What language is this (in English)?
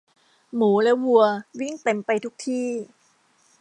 Thai